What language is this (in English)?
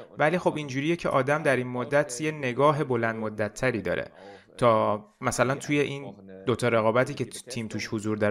Persian